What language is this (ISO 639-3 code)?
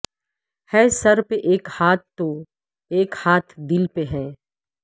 urd